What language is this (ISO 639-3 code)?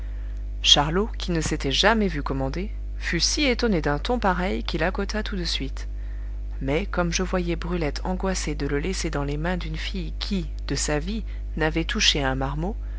fra